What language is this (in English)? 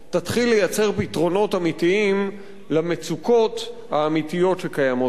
Hebrew